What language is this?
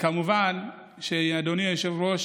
Hebrew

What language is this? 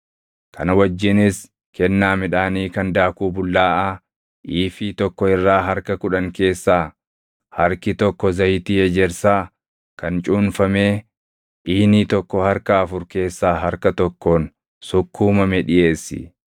Oromo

